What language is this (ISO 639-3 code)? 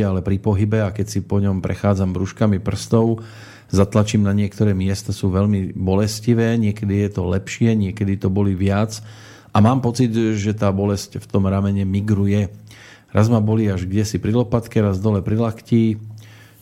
slk